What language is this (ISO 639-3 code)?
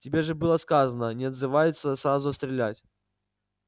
rus